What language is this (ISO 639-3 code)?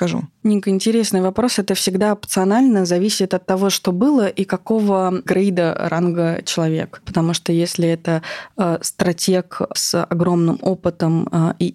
rus